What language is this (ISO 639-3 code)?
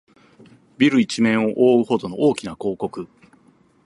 jpn